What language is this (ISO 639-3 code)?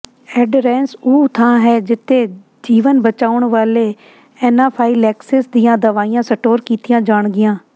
pan